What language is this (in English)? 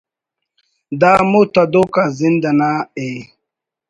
Brahui